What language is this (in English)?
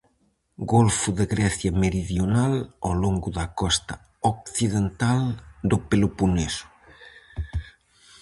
Galician